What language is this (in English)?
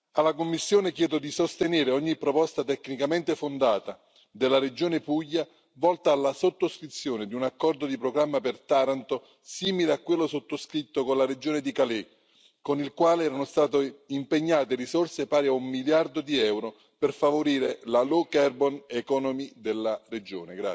Italian